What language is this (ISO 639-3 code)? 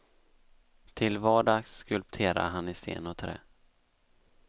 swe